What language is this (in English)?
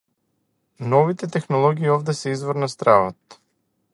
Macedonian